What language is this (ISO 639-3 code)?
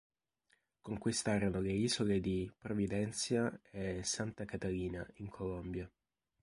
ita